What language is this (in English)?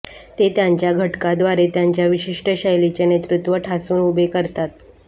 Marathi